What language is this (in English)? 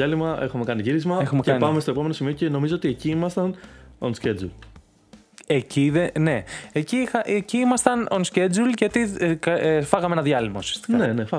Greek